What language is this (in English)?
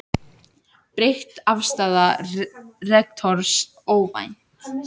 Icelandic